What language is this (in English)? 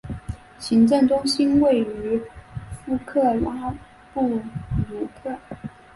Chinese